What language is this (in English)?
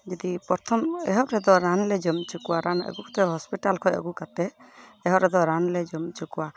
Santali